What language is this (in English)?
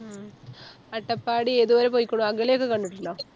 Malayalam